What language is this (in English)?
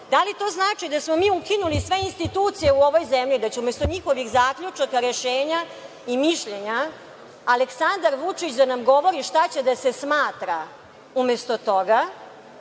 Serbian